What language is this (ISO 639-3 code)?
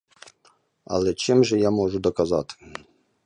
ukr